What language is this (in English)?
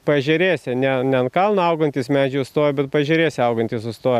Lithuanian